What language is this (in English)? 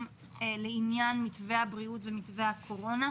Hebrew